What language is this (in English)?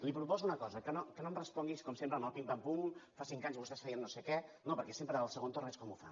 Catalan